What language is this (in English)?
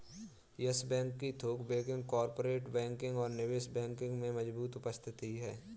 Hindi